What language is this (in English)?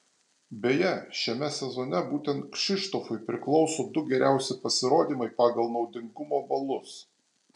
Lithuanian